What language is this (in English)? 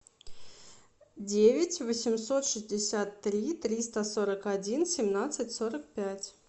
Russian